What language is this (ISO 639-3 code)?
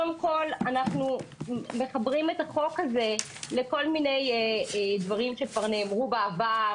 heb